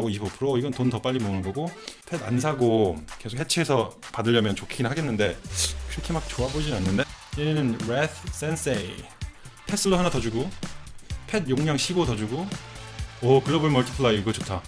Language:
Korean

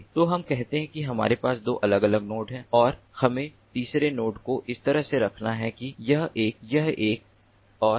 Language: Hindi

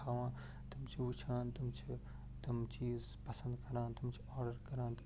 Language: Kashmiri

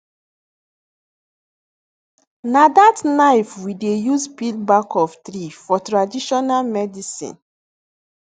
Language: Nigerian Pidgin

